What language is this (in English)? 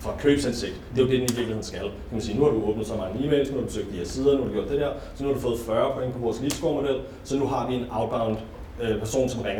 Danish